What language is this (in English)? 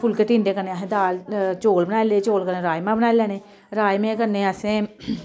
Dogri